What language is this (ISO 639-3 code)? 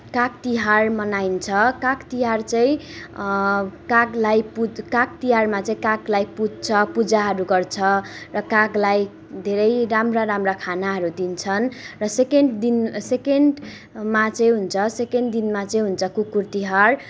nep